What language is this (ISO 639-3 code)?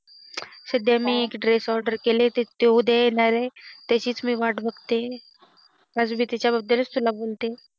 mar